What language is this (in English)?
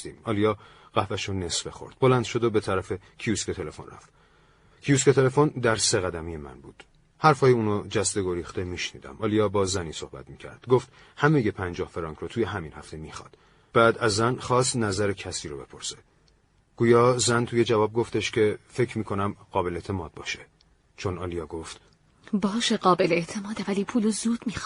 Persian